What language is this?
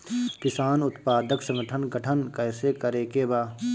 Bhojpuri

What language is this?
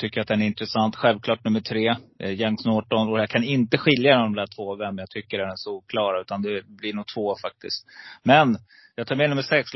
Swedish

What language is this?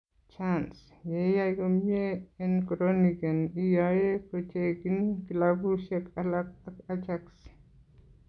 Kalenjin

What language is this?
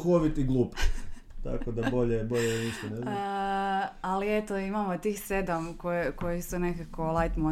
Croatian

